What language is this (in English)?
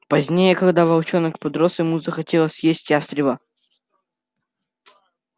Russian